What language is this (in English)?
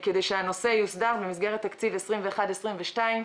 Hebrew